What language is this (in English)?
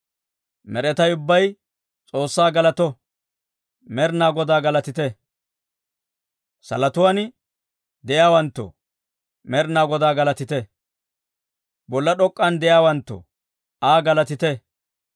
Dawro